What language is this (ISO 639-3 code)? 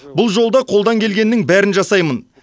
kaz